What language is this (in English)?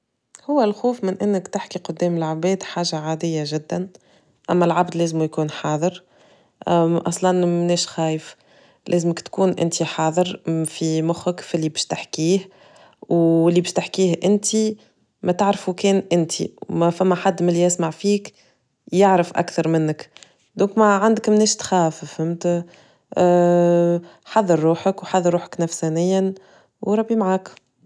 Tunisian Arabic